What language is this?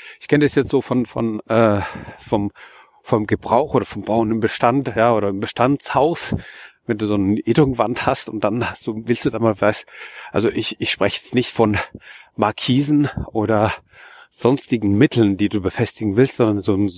German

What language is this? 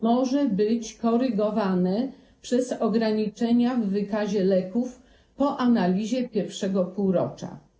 Polish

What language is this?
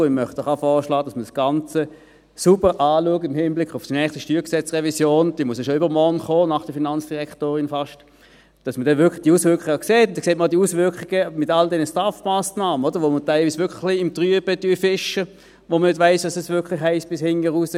Swiss German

